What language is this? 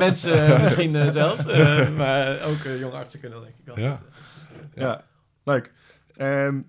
Dutch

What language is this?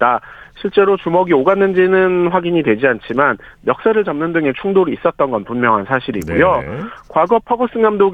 Korean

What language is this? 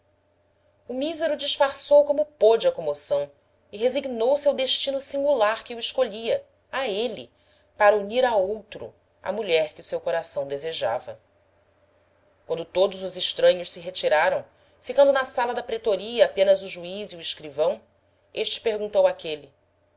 Portuguese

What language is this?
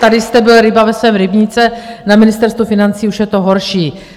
Czech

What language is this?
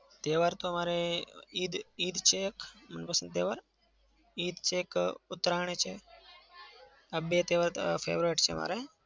Gujarati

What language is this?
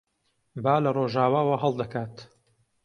Central Kurdish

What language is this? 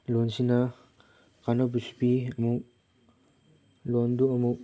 Manipuri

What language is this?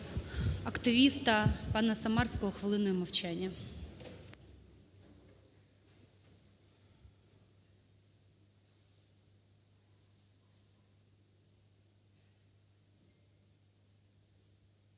Ukrainian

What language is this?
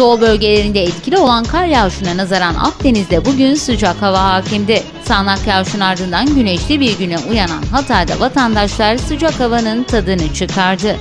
Turkish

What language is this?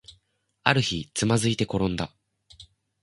Japanese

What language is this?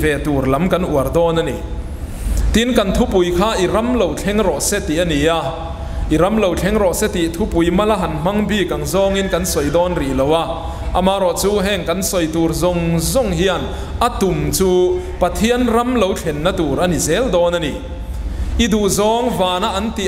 Thai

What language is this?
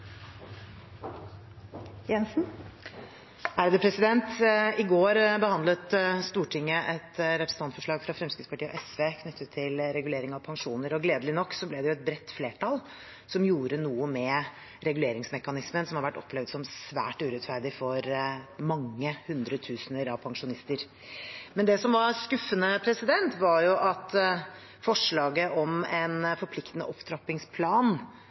Norwegian Bokmål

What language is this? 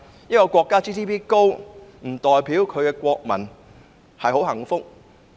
Cantonese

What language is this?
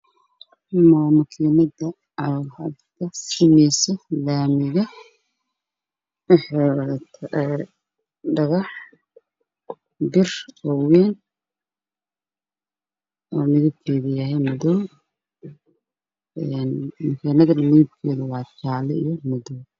Somali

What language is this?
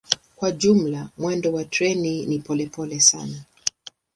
Swahili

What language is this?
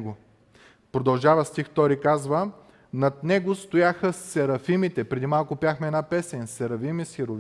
Bulgarian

